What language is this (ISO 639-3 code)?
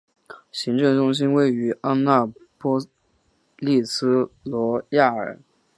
zho